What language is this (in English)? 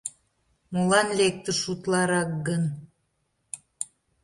Mari